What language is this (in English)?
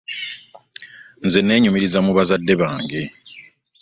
Ganda